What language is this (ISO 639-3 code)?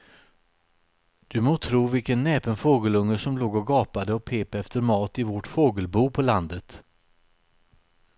swe